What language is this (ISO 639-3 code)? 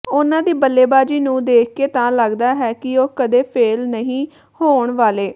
pan